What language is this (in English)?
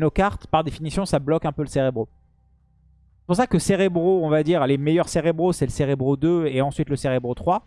French